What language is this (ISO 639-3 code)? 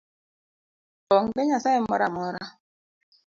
luo